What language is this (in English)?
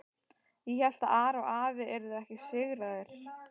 Icelandic